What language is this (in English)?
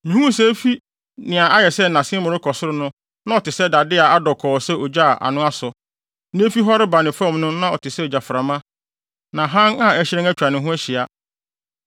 Akan